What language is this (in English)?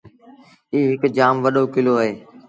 Sindhi Bhil